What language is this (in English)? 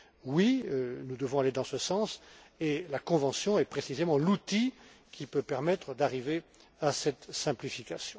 French